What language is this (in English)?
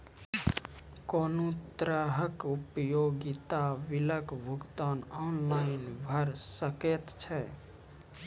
Maithili